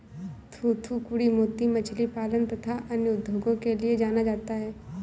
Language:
Hindi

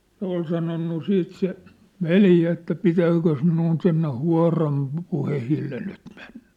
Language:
Finnish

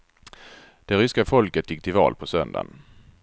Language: Swedish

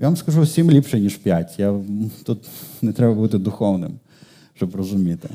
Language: Ukrainian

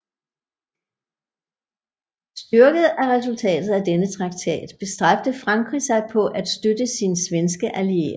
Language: Danish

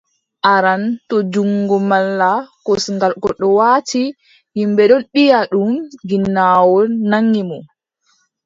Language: Adamawa Fulfulde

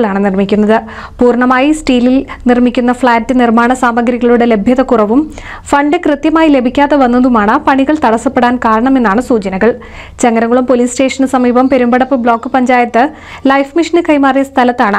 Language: Malayalam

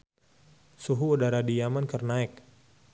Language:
Sundanese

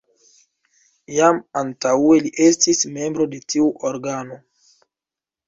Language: Esperanto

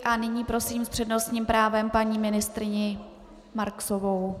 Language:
Czech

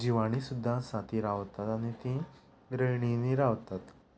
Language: Konkani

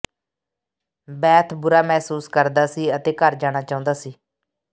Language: Punjabi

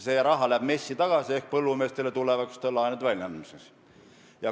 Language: Estonian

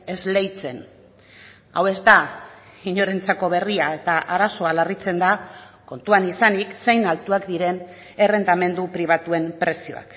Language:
Basque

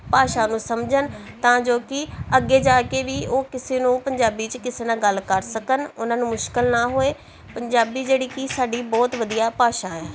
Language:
Punjabi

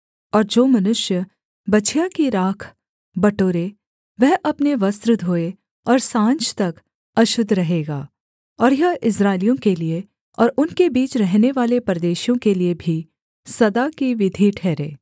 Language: Hindi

